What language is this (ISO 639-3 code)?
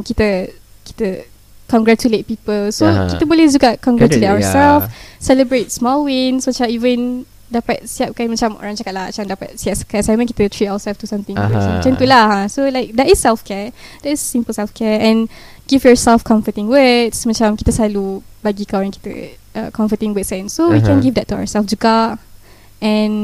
msa